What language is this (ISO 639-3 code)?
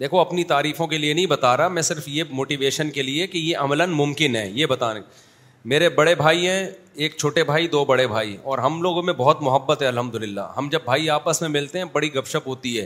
urd